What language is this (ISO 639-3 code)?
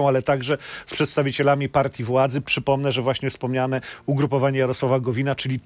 pol